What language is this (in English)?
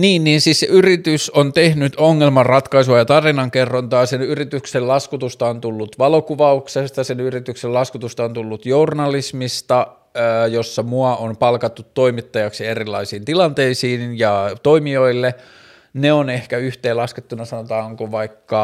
Finnish